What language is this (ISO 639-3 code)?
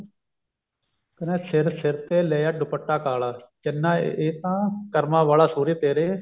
pan